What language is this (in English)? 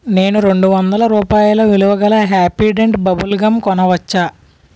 Telugu